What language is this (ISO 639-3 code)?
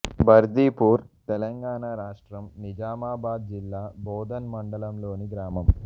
tel